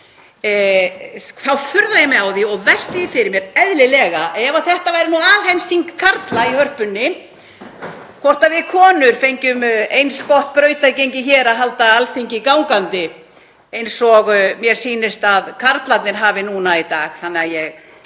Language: Icelandic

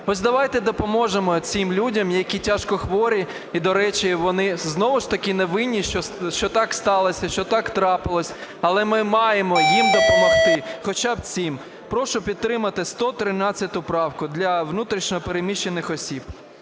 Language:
Ukrainian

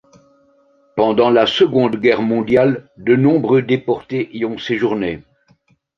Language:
French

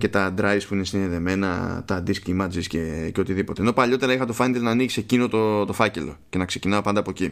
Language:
Greek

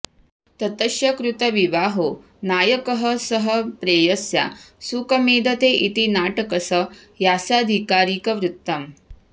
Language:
Sanskrit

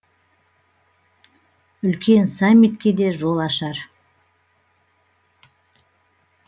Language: Kazakh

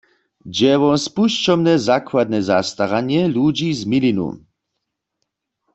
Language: Upper Sorbian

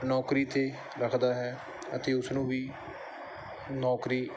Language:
Punjabi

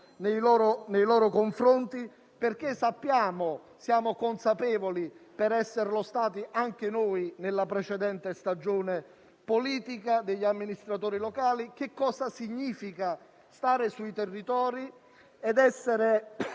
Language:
Italian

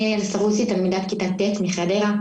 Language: Hebrew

